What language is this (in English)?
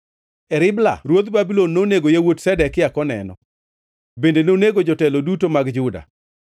Luo (Kenya and Tanzania)